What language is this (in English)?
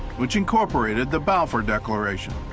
English